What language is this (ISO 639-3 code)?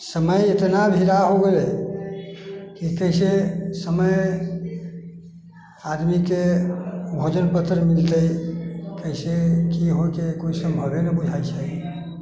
mai